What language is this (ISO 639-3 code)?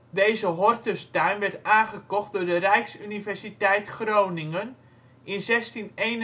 nld